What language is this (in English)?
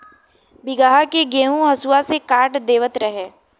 Bhojpuri